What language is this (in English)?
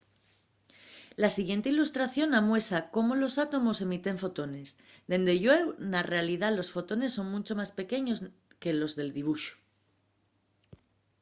Asturian